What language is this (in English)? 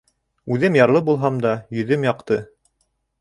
Bashkir